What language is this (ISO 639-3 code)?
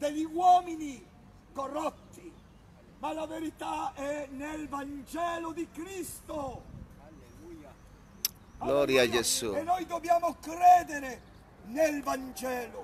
ita